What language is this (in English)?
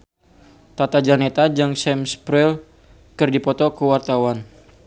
Sundanese